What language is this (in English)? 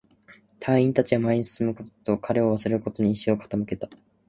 Japanese